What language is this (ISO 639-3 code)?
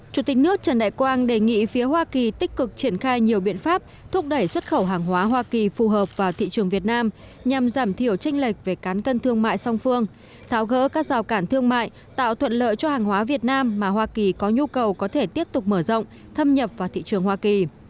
vie